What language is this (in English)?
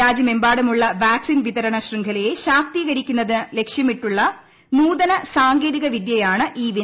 Malayalam